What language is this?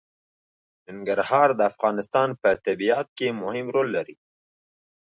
Pashto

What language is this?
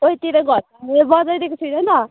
Nepali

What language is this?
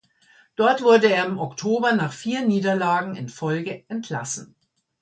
German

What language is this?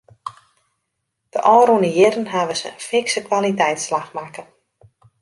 Western Frisian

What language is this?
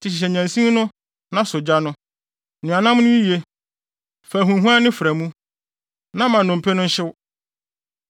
Akan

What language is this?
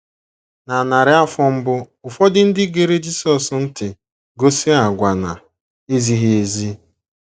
Igbo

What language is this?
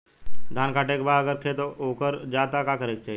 Bhojpuri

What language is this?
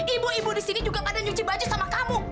Indonesian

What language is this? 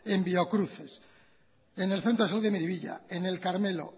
Spanish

